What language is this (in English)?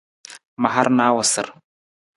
Nawdm